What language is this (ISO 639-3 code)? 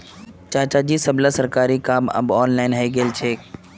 mag